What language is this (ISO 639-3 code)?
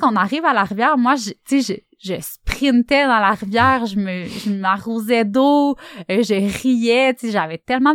fra